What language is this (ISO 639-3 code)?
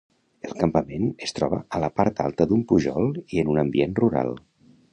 cat